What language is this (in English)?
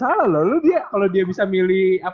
Indonesian